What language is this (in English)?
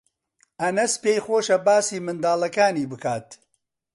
Central Kurdish